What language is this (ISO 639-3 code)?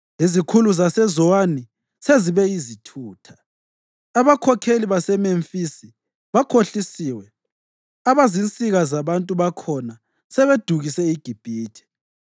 nde